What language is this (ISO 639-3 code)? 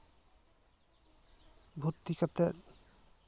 sat